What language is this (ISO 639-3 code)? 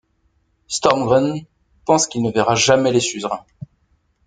fra